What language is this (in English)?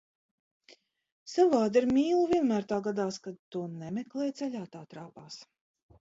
Latvian